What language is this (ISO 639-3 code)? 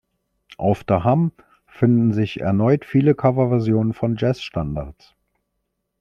deu